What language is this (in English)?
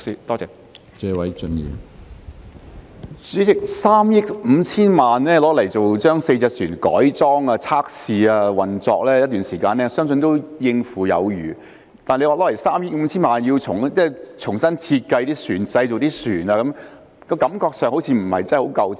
Cantonese